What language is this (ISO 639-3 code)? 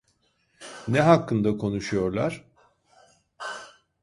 tur